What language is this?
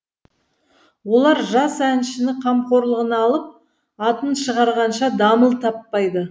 Kazakh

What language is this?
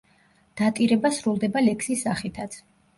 Georgian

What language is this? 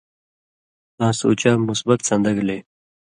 Indus Kohistani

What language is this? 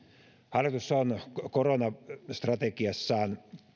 Finnish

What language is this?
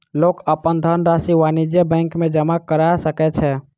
Maithili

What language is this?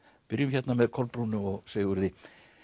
Icelandic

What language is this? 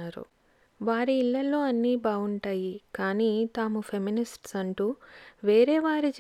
Telugu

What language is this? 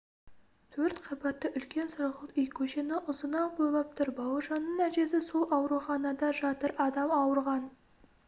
Kazakh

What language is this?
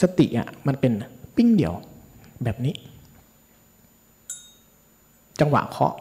Thai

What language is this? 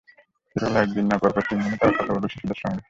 Bangla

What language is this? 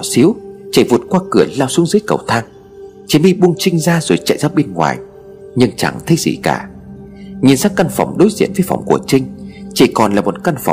Vietnamese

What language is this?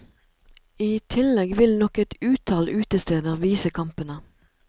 Norwegian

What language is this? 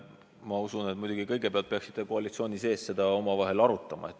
Estonian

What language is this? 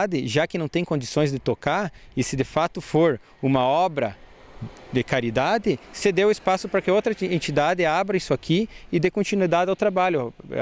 Portuguese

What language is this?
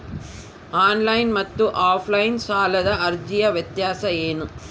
Kannada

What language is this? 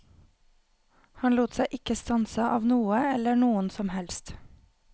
Norwegian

